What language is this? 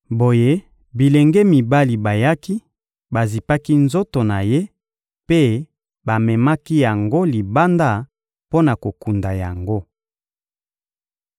Lingala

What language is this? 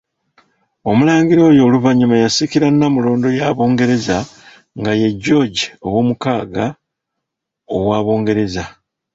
Ganda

